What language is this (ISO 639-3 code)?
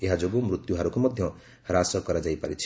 ori